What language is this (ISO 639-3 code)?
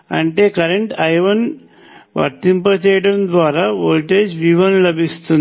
tel